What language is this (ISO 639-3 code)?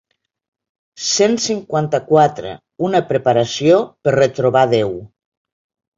cat